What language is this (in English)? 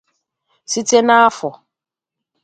Igbo